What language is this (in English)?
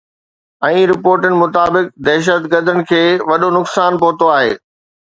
Sindhi